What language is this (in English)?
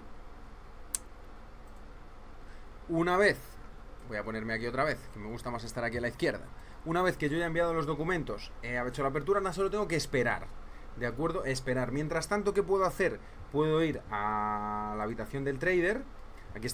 Spanish